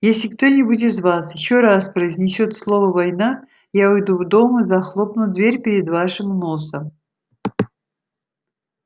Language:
Russian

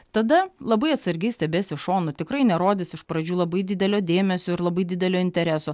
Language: Lithuanian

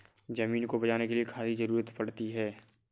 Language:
Hindi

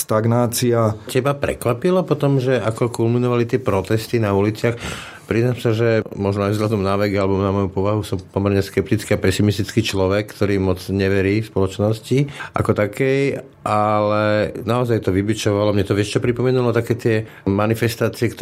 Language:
Slovak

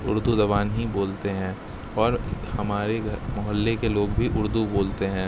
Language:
Urdu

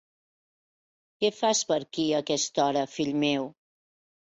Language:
Catalan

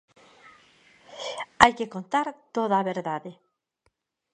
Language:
Galician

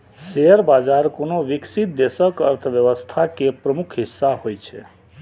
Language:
Maithili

